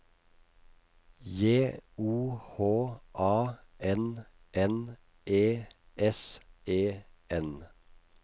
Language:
Norwegian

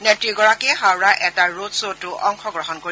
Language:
Assamese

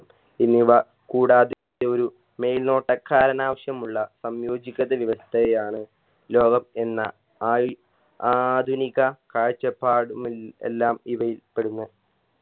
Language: Malayalam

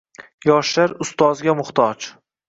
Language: Uzbek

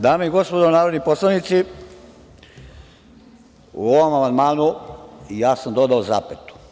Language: Serbian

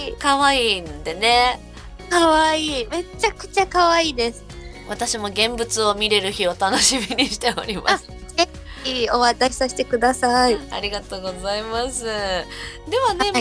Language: Japanese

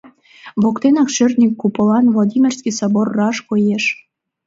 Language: Mari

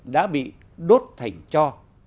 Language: Vietnamese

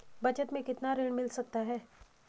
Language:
Hindi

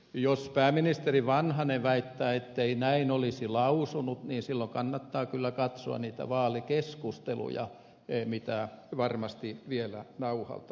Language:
Finnish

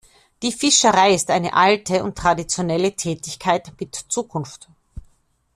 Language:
German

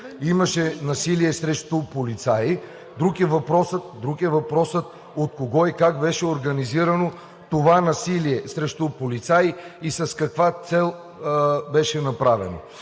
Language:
Bulgarian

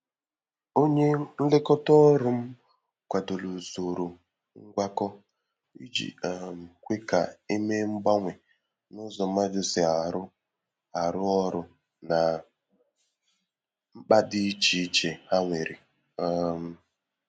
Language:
Igbo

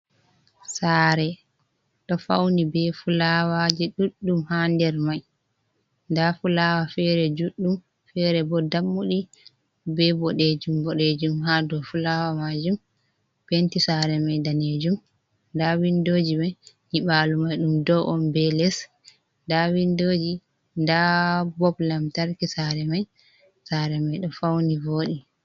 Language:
Fula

